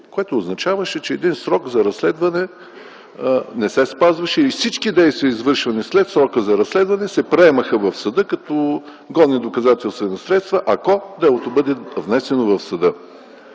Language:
Bulgarian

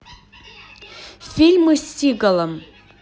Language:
Russian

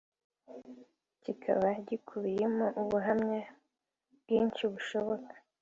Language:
Kinyarwanda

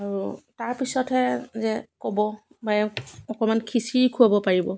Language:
Assamese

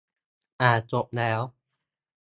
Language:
Thai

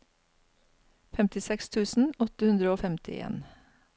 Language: Norwegian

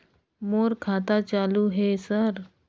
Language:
Chhattisgarhi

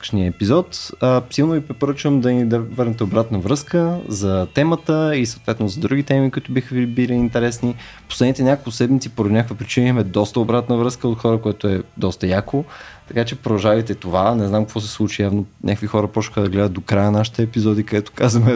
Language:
Bulgarian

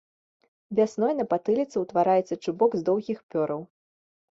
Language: Belarusian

